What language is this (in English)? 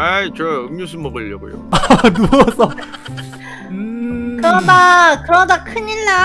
Korean